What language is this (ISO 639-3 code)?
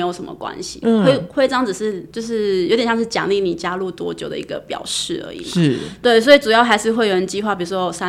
zho